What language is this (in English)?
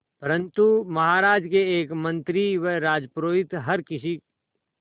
Hindi